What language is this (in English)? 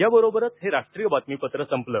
Marathi